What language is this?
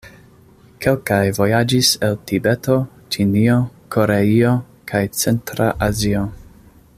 Esperanto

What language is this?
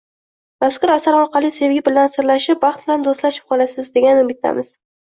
Uzbek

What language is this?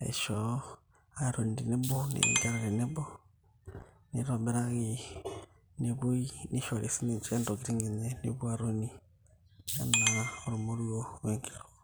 Masai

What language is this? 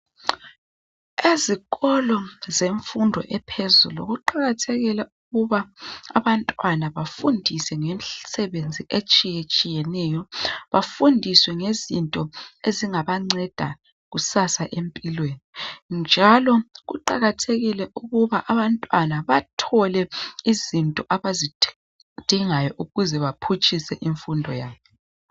North Ndebele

